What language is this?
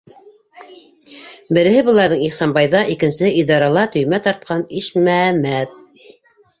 Bashkir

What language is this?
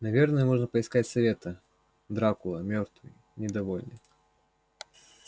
Russian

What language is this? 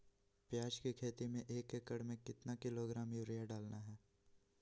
Magahi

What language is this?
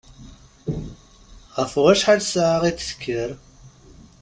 Kabyle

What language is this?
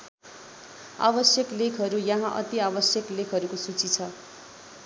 Nepali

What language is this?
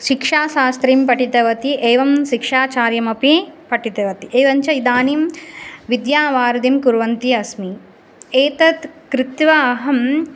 Sanskrit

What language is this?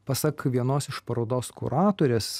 Lithuanian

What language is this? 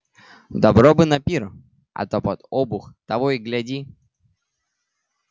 Russian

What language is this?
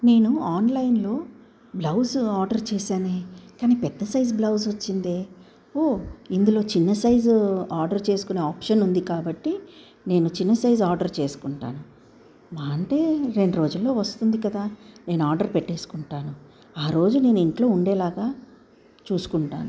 Telugu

